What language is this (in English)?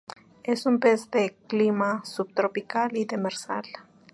Spanish